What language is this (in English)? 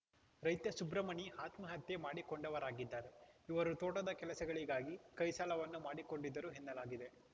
Kannada